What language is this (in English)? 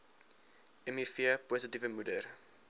Afrikaans